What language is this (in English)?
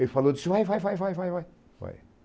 Portuguese